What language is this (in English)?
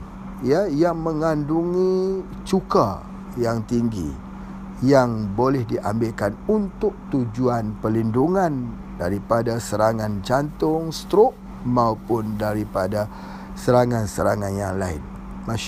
Malay